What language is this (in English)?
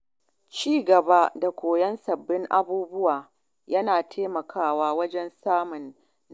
Hausa